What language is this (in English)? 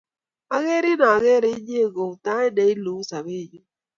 Kalenjin